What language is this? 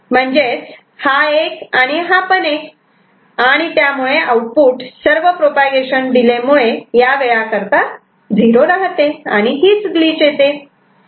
Marathi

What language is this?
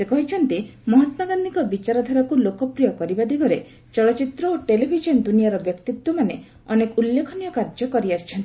Odia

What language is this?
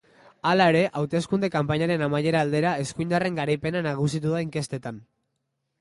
Basque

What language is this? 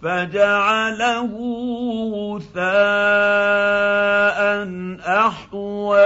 Arabic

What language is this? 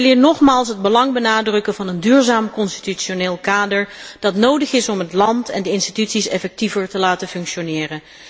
Dutch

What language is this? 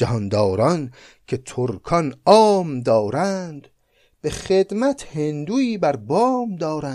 Persian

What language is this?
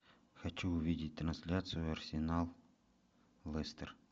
Russian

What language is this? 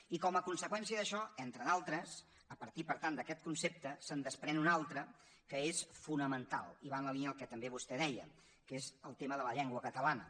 Catalan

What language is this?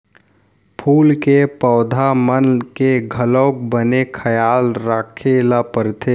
Chhattisgarhi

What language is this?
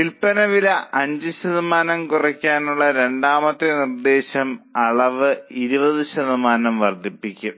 Malayalam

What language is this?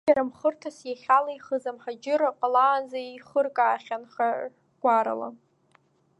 Abkhazian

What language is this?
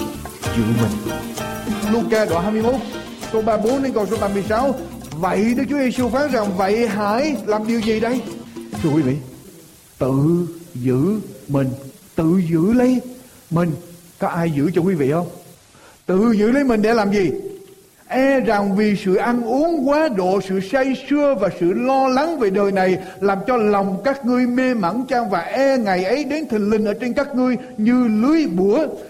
Vietnamese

